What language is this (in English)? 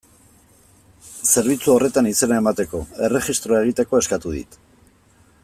Basque